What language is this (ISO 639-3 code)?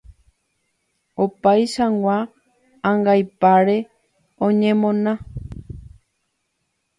grn